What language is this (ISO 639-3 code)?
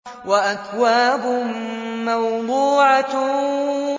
ara